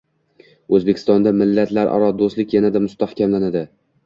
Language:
Uzbek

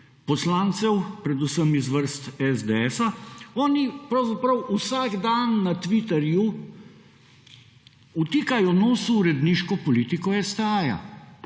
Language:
Slovenian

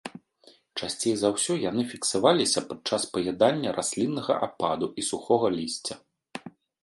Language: Belarusian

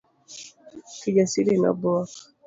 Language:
Luo (Kenya and Tanzania)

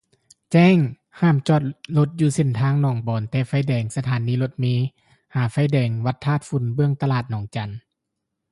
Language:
Lao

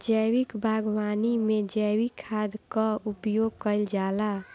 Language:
Bhojpuri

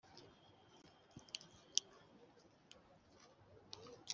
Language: Kinyarwanda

